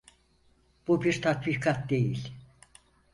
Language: Turkish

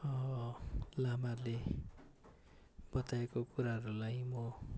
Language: Nepali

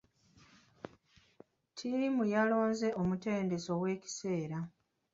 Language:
Ganda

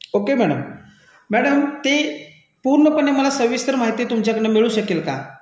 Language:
Marathi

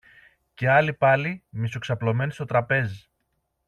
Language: Greek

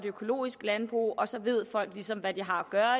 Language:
Danish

